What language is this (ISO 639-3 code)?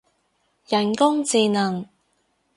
yue